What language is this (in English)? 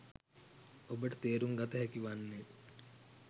Sinhala